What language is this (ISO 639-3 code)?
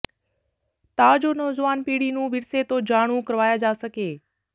pan